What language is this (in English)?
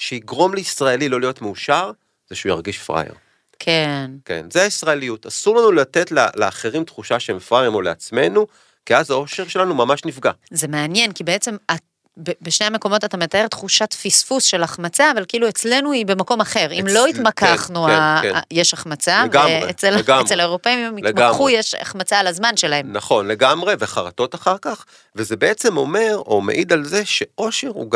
Hebrew